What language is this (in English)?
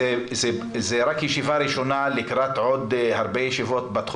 Hebrew